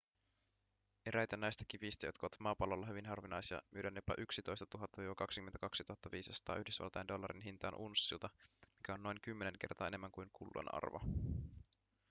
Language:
Finnish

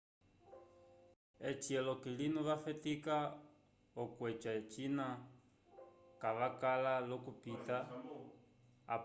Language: Umbundu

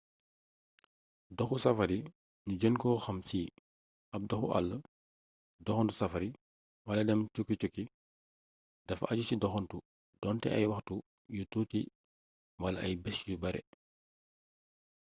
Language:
Wolof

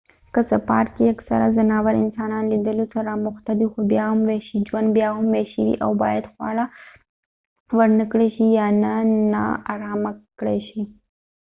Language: Pashto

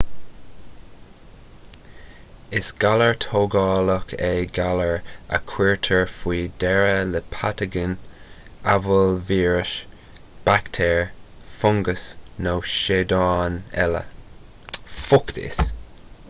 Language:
Irish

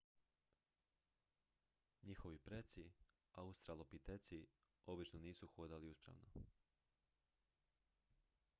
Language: Croatian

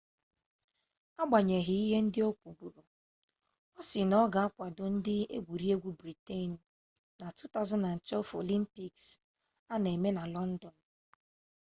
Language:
Igbo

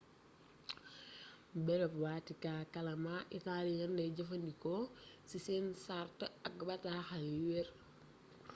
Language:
Wolof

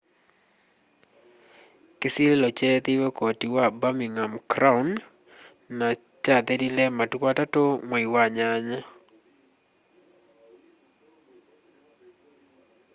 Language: Kamba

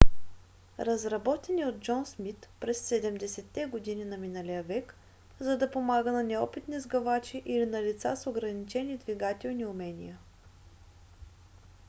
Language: Bulgarian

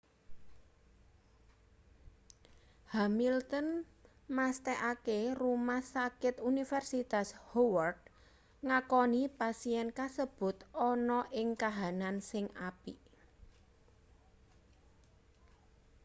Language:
Javanese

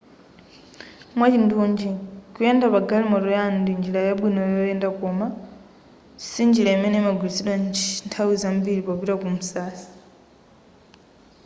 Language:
Nyanja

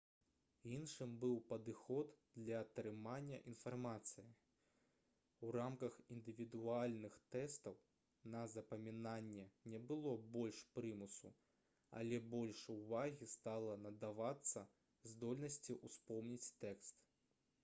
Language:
Belarusian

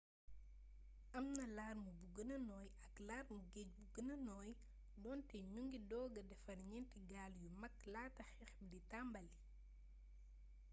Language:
Wolof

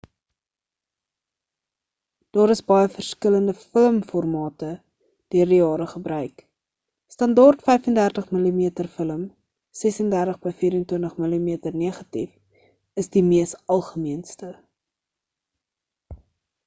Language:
Afrikaans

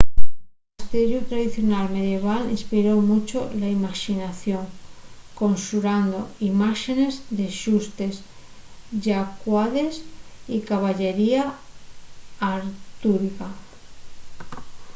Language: Asturian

